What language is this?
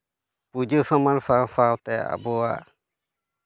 Santali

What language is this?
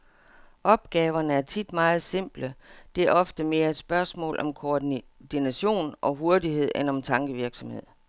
Danish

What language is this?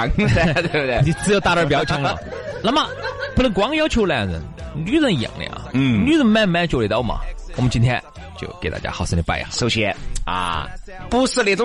Chinese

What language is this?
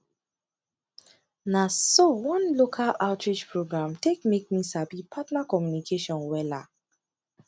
Nigerian Pidgin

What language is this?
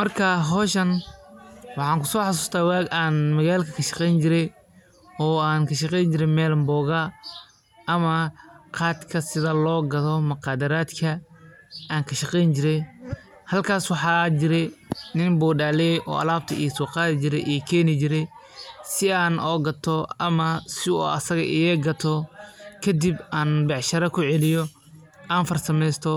Somali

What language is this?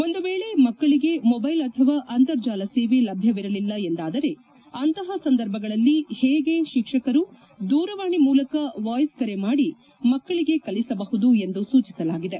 Kannada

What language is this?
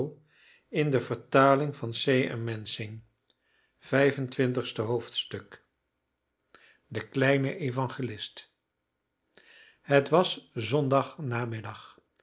Dutch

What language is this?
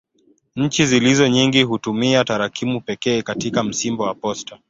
Swahili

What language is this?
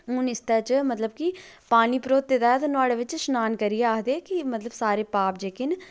Dogri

